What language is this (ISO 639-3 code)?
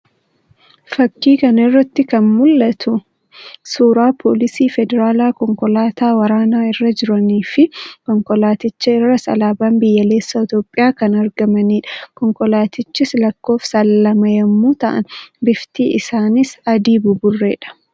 orm